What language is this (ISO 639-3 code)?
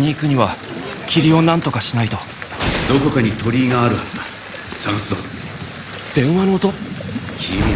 jpn